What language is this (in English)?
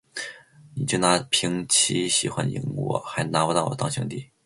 Chinese